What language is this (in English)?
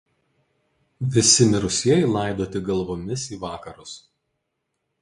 Lithuanian